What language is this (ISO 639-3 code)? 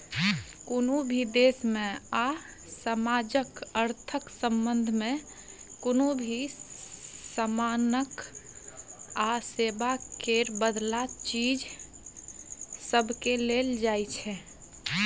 mai